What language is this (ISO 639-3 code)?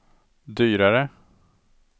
swe